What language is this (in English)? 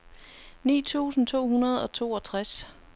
Danish